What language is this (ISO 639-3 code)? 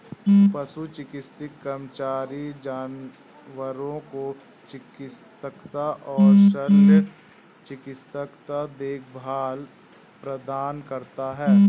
hin